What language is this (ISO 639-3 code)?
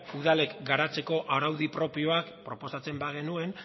eus